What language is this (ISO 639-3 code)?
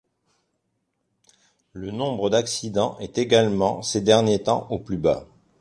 fra